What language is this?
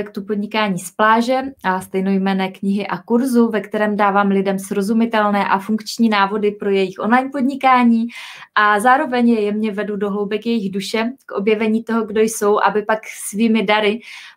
Czech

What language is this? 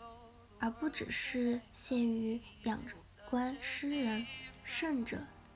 Chinese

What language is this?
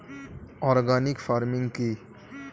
Bangla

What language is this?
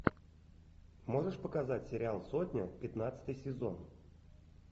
Russian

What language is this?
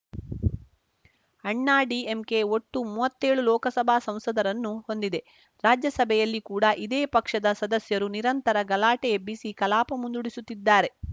Kannada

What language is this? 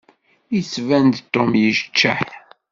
Kabyle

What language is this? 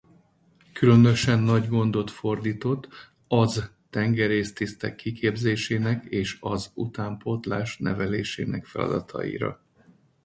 Hungarian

